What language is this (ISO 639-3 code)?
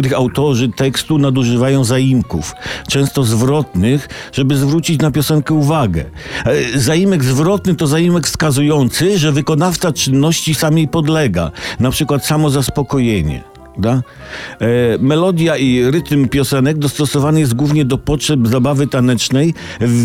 pol